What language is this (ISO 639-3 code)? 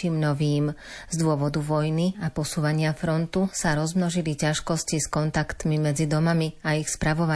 slk